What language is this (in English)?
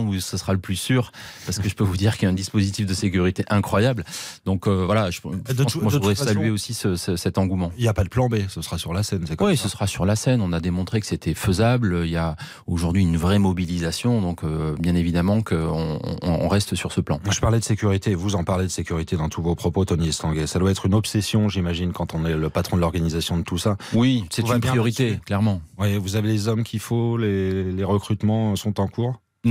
French